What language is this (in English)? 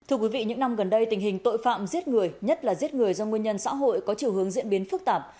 Vietnamese